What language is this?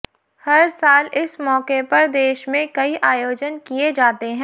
Hindi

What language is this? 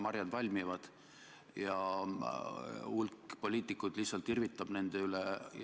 Estonian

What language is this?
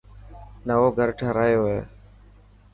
Dhatki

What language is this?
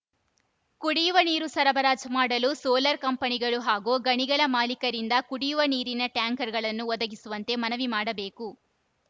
Kannada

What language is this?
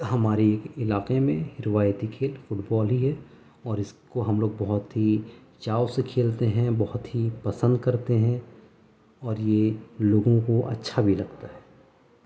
Urdu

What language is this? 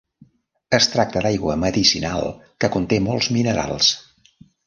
Catalan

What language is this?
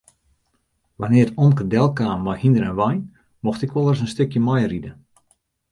Western Frisian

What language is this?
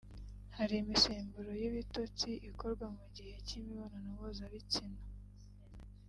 Kinyarwanda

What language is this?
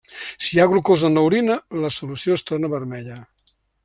Catalan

